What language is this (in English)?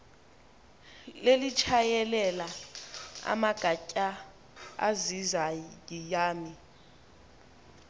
Xhosa